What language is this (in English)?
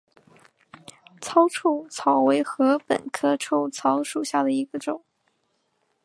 Chinese